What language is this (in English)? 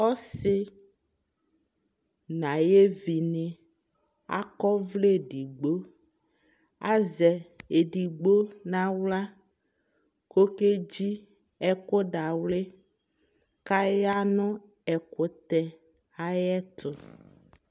Ikposo